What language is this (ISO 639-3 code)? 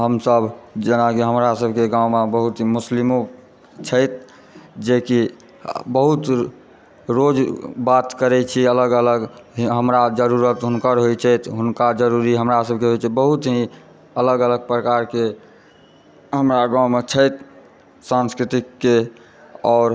mai